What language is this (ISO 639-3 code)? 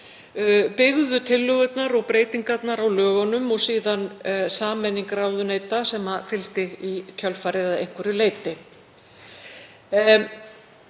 isl